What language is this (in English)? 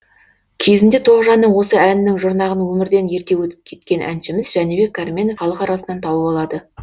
Kazakh